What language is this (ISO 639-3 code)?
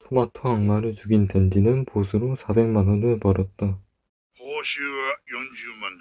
kor